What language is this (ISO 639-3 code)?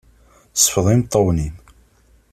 kab